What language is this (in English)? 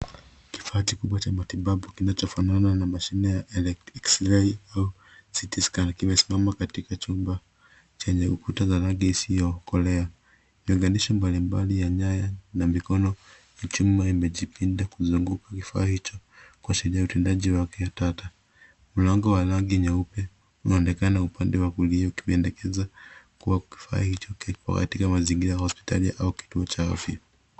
Swahili